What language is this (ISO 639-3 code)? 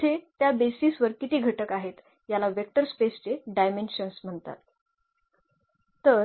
mar